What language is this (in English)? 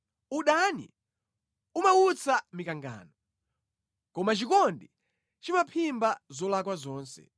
Nyanja